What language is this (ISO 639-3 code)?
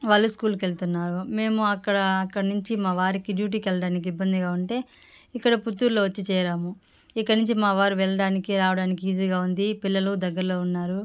tel